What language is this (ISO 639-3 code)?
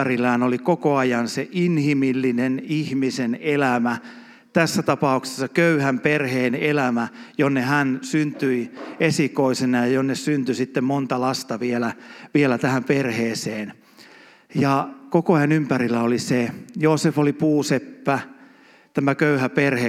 fin